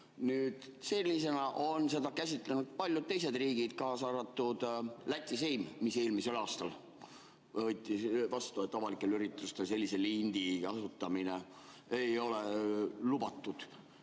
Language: Estonian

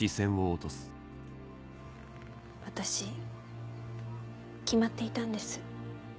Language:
Japanese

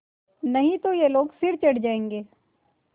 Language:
Hindi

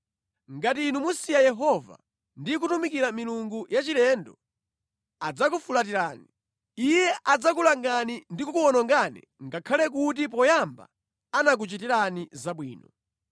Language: Nyanja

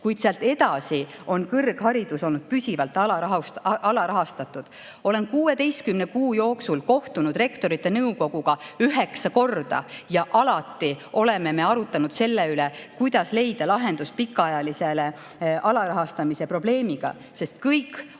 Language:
Estonian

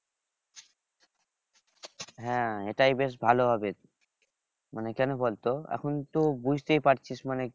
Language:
Bangla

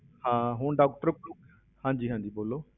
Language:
Punjabi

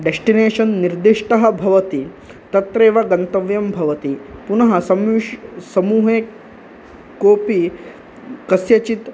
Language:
Sanskrit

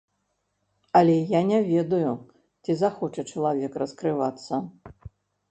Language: Belarusian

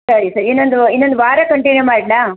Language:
Kannada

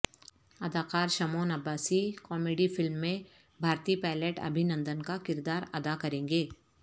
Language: Urdu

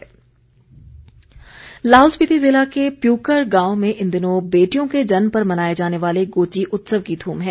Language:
Hindi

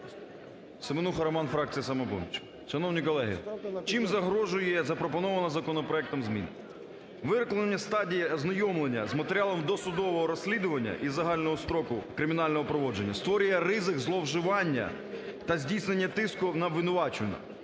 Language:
Ukrainian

